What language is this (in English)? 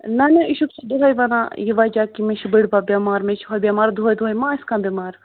Kashmiri